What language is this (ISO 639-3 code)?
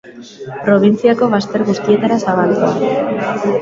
eus